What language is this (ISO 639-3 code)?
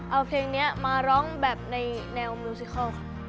tha